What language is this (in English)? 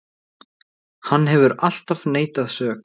Icelandic